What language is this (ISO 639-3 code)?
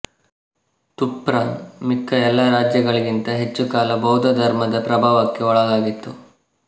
kan